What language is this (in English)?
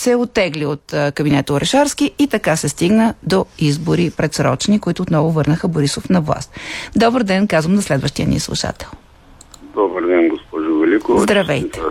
Bulgarian